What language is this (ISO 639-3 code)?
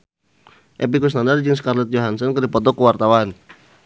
sun